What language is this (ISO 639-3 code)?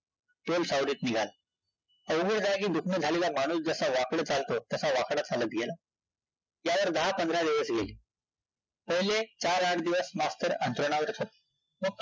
mar